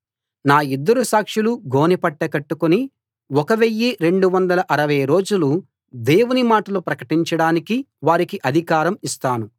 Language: Telugu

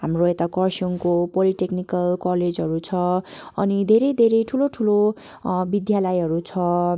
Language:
Nepali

